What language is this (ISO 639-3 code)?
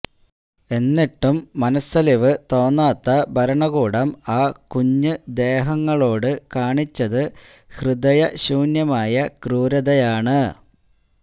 mal